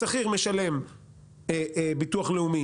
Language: Hebrew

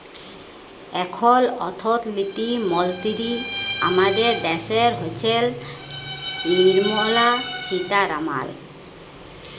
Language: Bangla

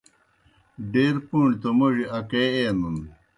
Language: Kohistani Shina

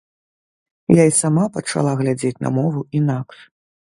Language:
Belarusian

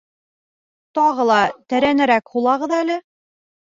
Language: Bashkir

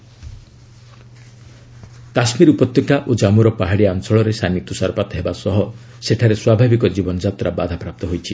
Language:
Odia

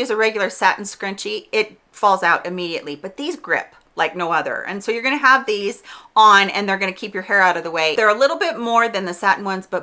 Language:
English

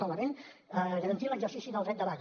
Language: Catalan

